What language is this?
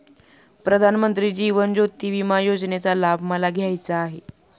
Marathi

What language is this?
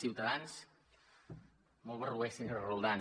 Catalan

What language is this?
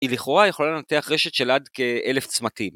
Hebrew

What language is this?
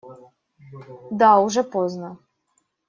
Russian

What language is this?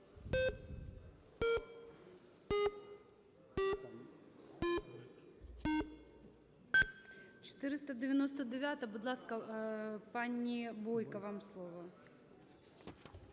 Ukrainian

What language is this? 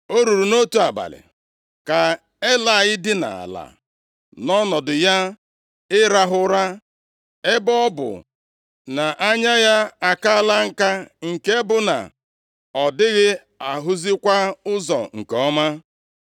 Igbo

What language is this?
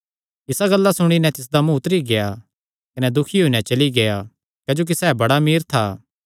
Kangri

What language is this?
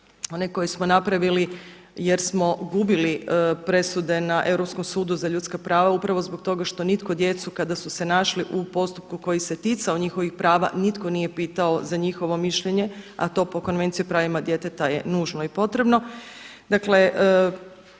Croatian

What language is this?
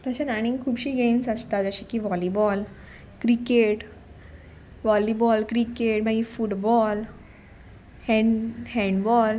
Konkani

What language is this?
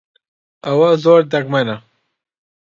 Central Kurdish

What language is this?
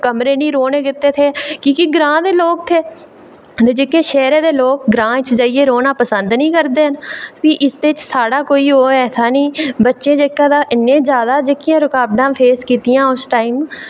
Dogri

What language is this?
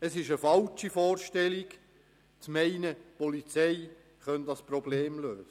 Swiss German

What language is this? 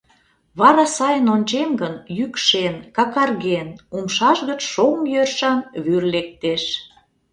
Mari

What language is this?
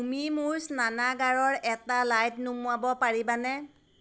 Assamese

